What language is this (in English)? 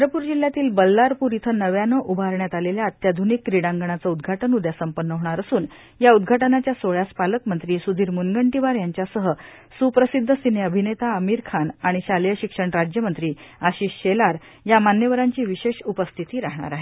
Marathi